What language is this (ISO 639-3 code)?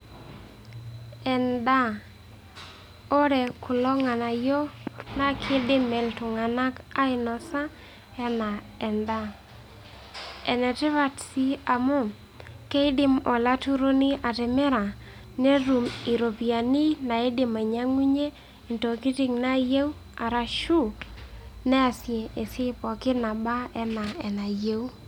mas